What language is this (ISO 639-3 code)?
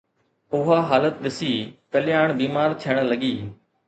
snd